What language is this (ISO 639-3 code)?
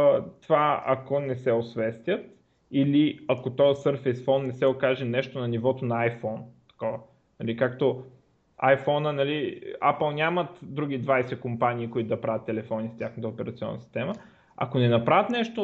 bul